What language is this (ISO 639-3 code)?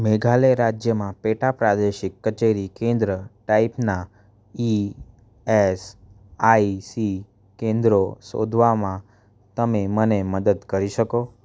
guj